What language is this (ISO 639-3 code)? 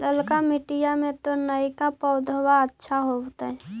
mag